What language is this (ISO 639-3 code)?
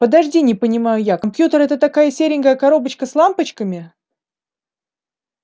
rus